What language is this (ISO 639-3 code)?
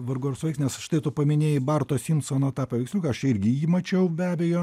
lit